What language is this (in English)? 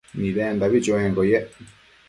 Matsés